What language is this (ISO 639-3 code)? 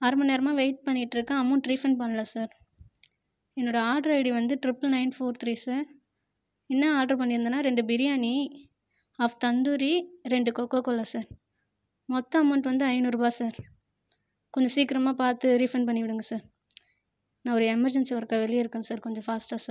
tam